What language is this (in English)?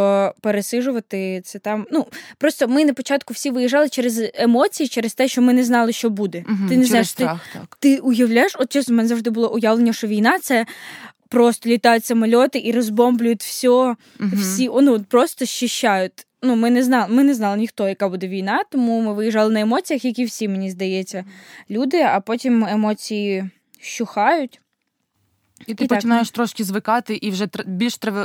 Ukrainian